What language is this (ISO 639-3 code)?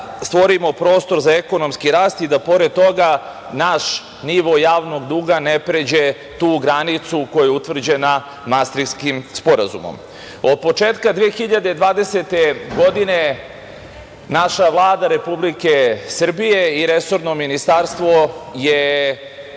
srp